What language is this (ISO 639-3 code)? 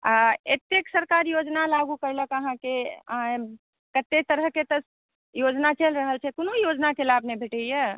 mai